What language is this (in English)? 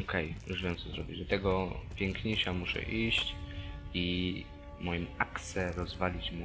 Polish